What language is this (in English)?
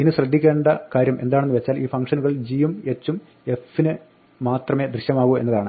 Malayalam